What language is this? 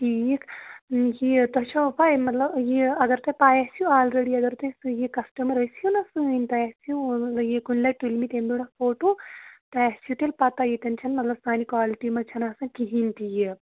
Kashmiri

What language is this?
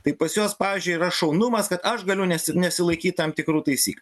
Lithuanian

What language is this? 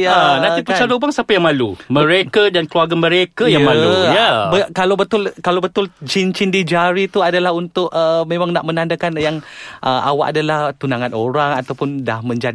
Malay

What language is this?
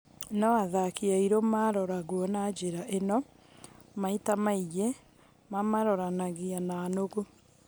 Kikuyu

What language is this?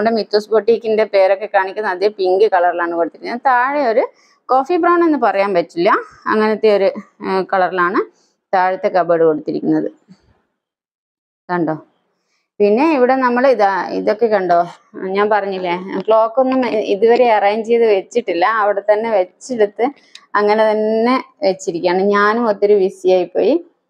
Malayalam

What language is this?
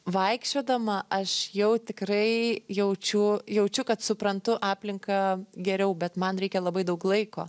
Lithuanian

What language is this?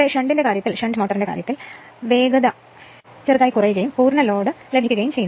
Malayalam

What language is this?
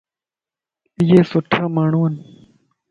Lasi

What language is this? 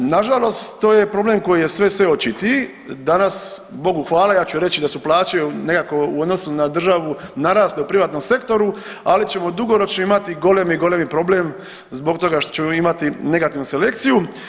Croatian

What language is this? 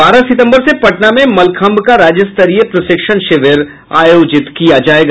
Hindi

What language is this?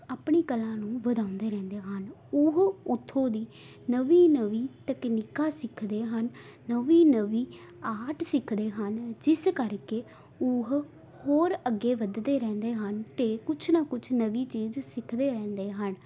Punjabi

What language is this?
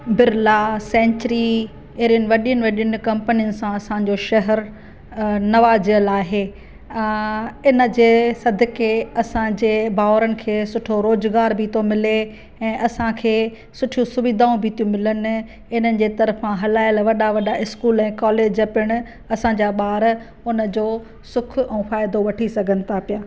Sindhi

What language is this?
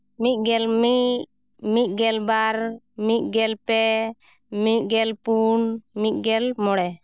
Santali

